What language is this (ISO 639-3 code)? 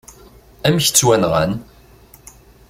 kab